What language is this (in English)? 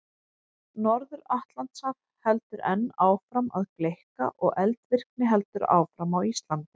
Icelandic